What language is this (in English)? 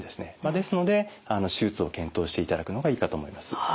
Japanese